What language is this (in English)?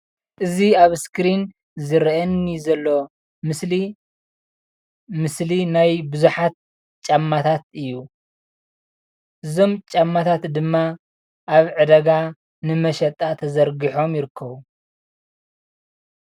Tigrinya